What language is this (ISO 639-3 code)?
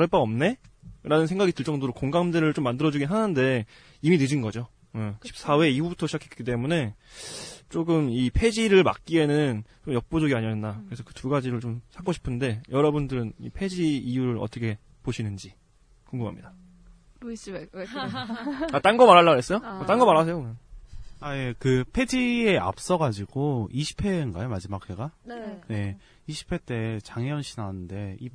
kor